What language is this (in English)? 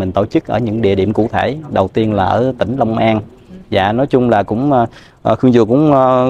Vietnamese